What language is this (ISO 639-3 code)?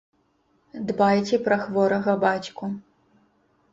bel